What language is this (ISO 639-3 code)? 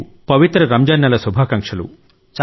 tel